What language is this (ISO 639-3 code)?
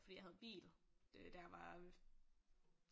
dan